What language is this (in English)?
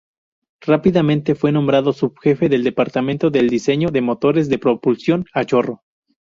Spanish